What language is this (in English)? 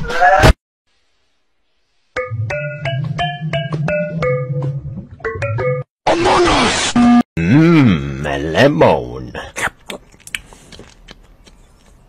English